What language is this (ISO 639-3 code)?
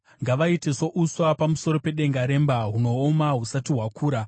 sna